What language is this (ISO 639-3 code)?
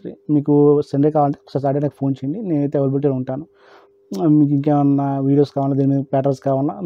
tel